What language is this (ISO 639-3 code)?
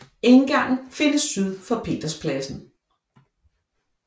dan